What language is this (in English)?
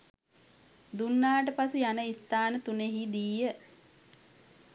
Sinhala